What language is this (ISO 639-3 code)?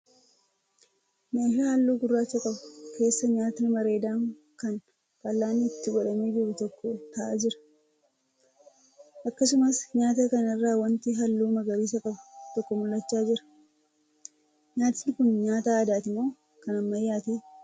orm